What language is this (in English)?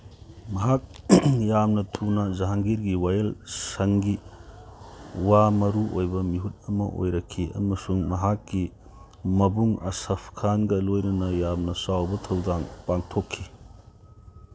Manipuri